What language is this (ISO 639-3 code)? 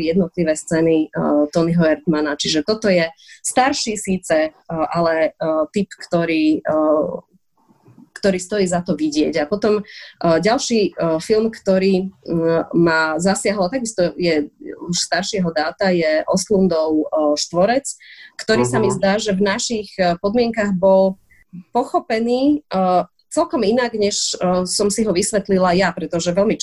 slk